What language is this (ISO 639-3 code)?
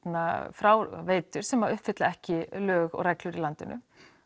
isl